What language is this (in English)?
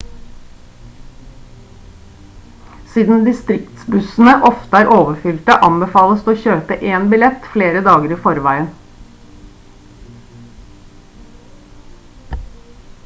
Norwegian Bokmål